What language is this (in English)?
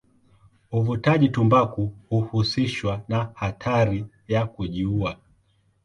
Swahili